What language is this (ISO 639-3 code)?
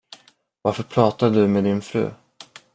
swe